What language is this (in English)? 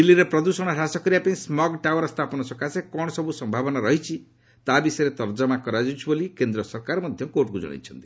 Odia